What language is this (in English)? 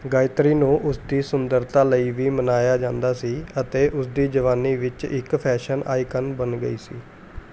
Punjabi